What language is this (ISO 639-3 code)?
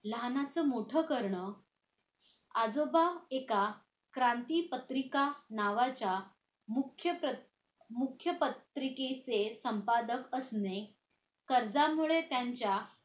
mar